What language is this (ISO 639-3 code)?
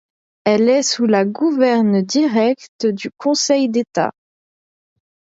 fra